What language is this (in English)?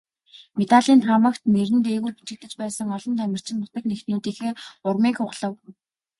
Mongolian